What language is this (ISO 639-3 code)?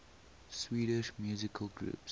eng